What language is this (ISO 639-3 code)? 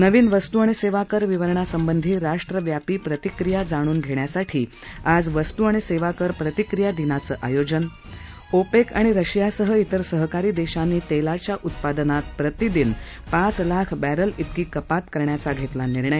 mar